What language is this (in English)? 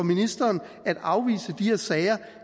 Danish